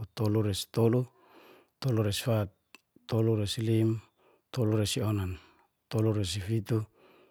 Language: Geser-Gorom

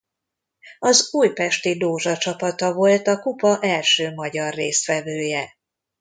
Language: Hungarian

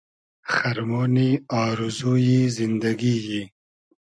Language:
Hazaragi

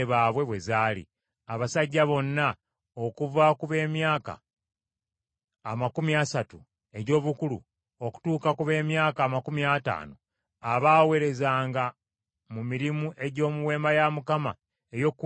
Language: Ganda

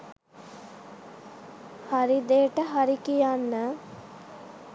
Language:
Sinhala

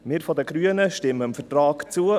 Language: Swiss German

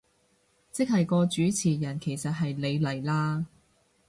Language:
Cantonese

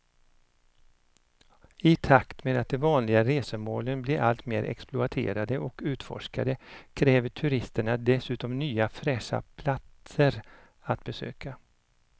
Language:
Swedish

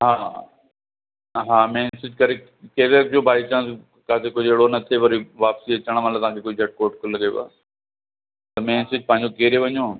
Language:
Sindhi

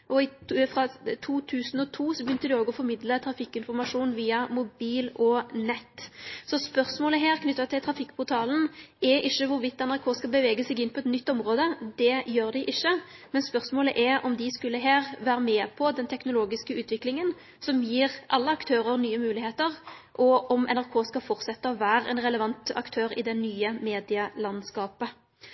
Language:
Norwegian Nynorsk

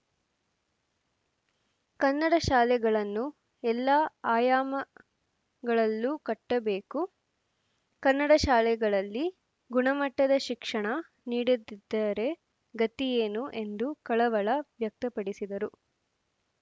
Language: Kannada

